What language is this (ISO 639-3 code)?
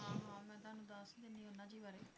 pan